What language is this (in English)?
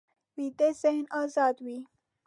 Pashto